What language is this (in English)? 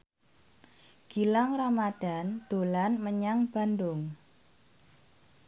Javanese